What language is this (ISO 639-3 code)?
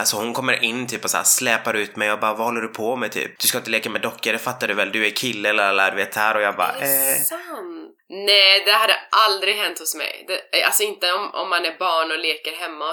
swe